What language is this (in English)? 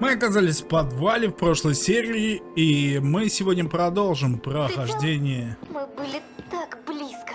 Russian